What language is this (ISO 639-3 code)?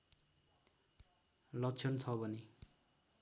nep